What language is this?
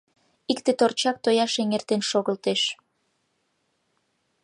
Mari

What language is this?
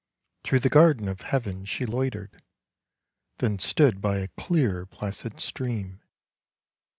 English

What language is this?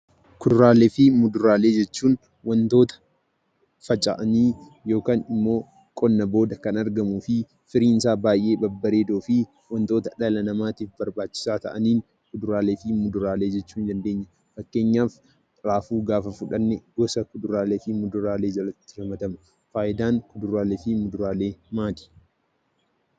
Oromo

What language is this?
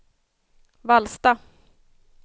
Swedish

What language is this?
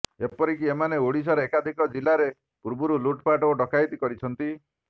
Odia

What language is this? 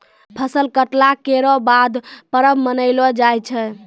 Maithili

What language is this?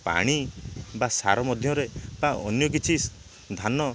Odia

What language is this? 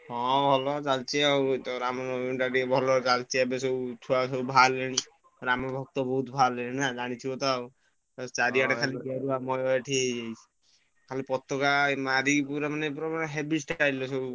Odia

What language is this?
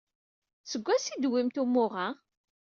Kabyle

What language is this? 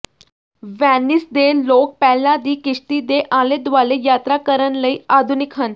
Punjabi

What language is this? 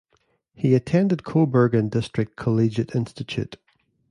English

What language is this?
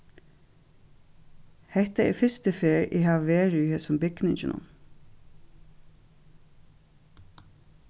Faroese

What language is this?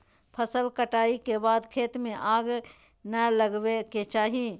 Magahi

